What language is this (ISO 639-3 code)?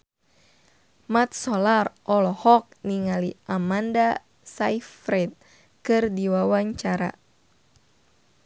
sun